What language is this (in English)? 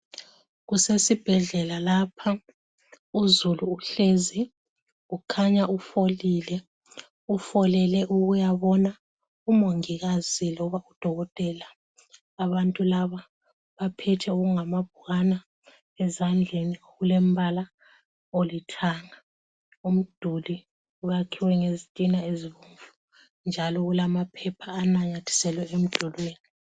North Ndebele